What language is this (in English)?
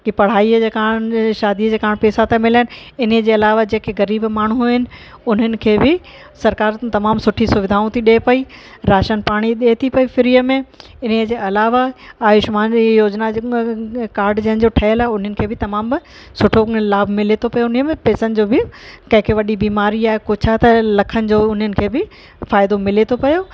Sindhi